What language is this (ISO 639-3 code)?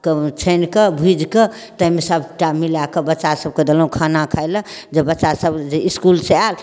mai